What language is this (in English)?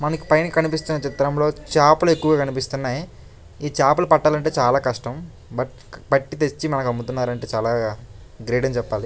Telugu